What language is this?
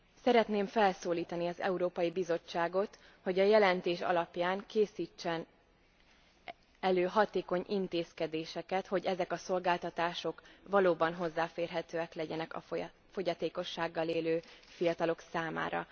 Hungarian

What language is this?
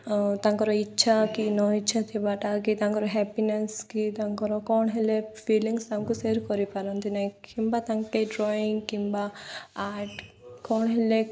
Odia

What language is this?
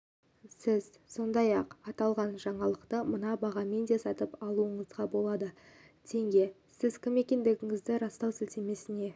Kazakh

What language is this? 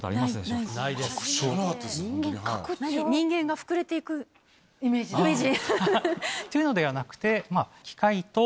Japanese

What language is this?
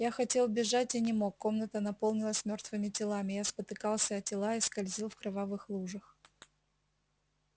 Russian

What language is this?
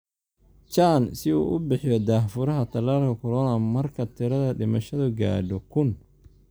Somali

